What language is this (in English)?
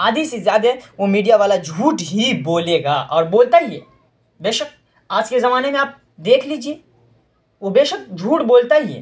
Urdu